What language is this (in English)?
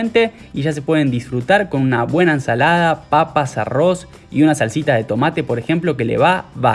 Spanish